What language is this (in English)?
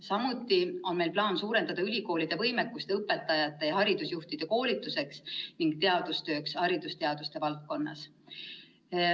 Estonian